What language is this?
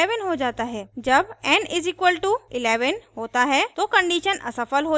Hindi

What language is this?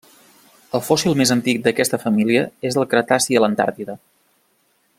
Catalan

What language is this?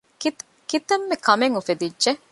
Divehi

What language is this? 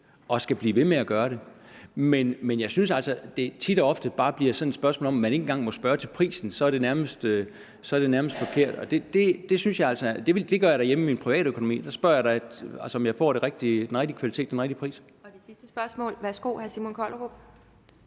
Danish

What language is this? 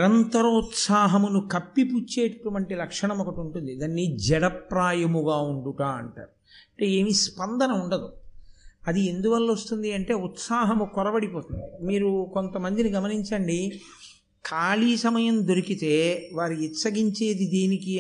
Telugu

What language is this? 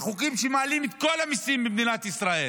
Hebrew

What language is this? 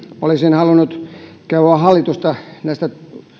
Finnish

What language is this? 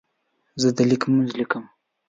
Pashto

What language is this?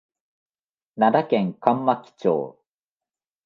Japanese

